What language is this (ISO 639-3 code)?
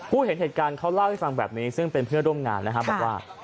tha